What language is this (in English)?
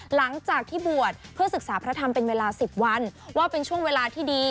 Thai